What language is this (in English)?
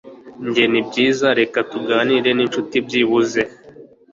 Kinyarwanda